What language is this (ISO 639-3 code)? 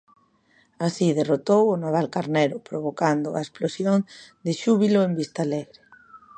glg